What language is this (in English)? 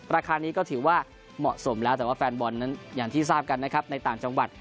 Thai